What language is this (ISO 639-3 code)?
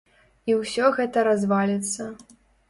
bel